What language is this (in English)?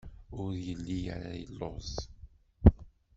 Kabyle